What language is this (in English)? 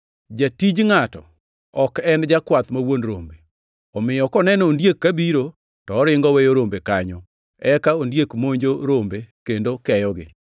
Luo (Kenya and Tanzania)